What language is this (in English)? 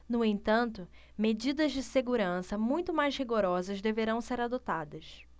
Portuguese